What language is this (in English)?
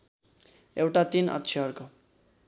Nepali